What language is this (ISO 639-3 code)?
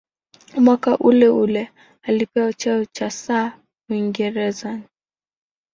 swa